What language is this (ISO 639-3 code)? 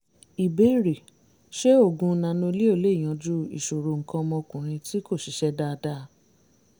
yor